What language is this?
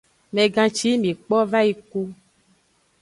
Aja (Benin)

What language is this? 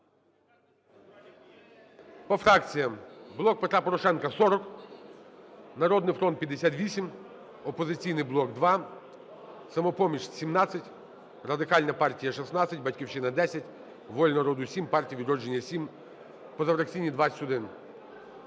Ukrainian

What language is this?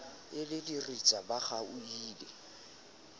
Southern Sotho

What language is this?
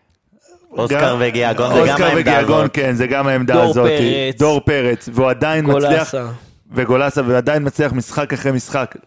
Hebrew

